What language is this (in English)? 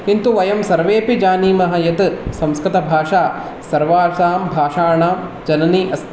Sanskrit